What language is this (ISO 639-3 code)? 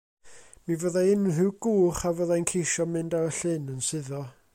cym